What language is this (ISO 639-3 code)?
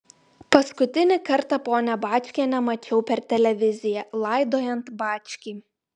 lit